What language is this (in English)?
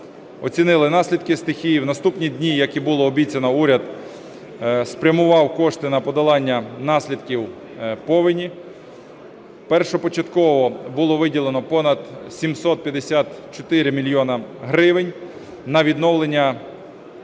Ukrainian